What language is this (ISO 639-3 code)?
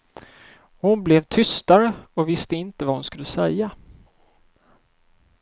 swe